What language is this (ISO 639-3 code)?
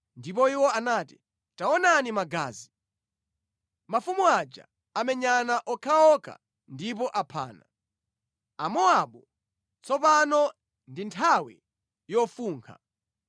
nya